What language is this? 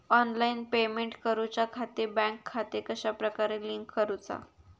Marathi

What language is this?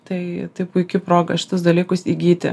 Lithuanian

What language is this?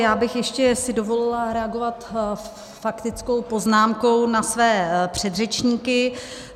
Czech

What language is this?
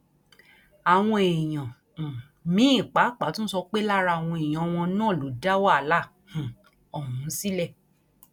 Yoruba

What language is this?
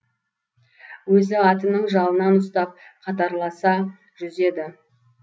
Kazakh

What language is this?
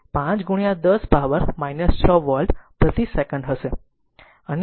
Gujarati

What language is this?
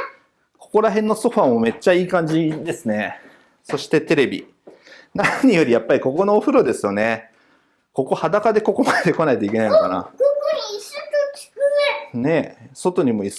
Japanese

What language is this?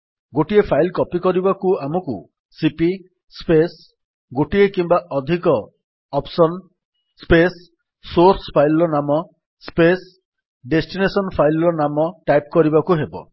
Odia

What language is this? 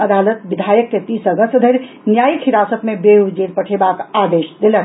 Maithili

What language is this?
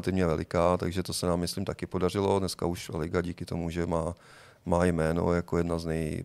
Czech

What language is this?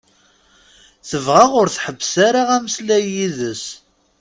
Kabyle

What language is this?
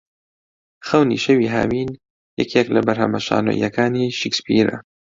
Central Kurdish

